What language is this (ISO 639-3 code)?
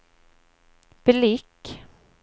swe